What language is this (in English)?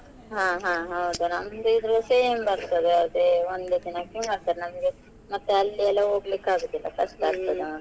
Kannada